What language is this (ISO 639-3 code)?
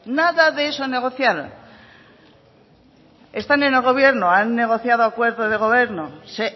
spa